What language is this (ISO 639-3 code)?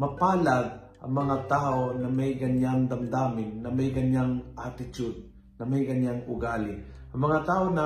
fil